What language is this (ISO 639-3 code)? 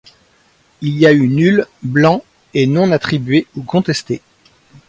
fra